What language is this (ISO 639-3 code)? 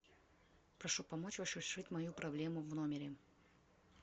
rus